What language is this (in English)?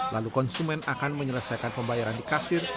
Indonesian